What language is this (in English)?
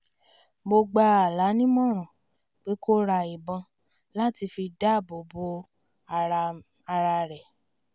Yoruba